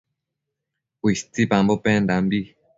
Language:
Matsés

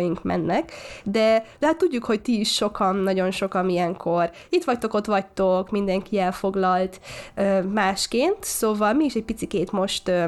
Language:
Hungarian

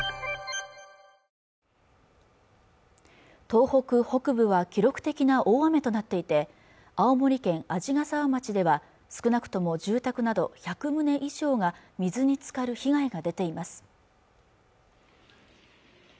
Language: Japanese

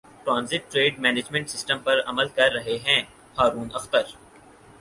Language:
Urdu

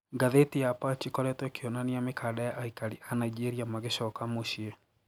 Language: Kikuyu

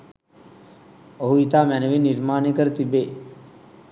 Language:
Sinhala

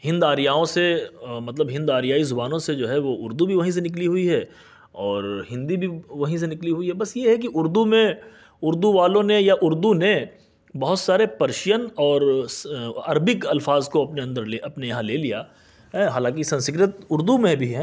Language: Urdu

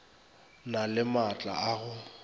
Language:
Northern Sotho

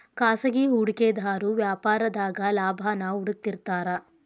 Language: Kannada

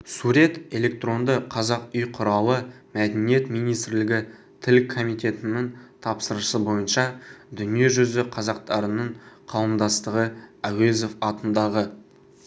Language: Kazakh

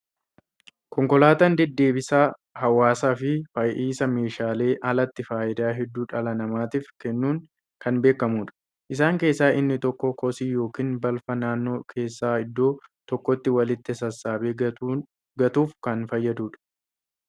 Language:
Oromo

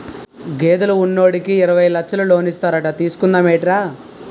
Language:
Telugu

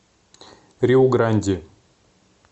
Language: Russian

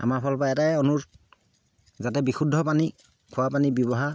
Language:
Assamese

